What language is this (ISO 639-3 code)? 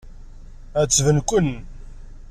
kab